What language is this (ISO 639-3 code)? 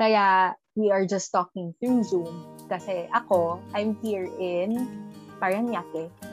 fil